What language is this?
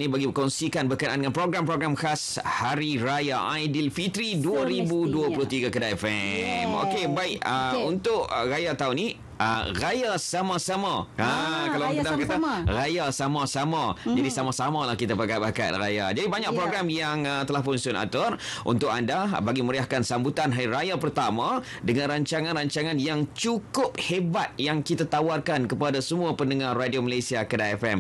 Malay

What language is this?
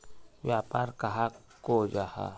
Magahi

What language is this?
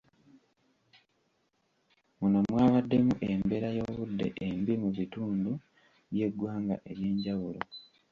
Ganda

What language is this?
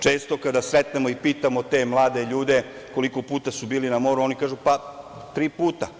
Serbian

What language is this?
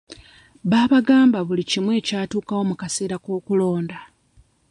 Ganda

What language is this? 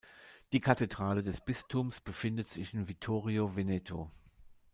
German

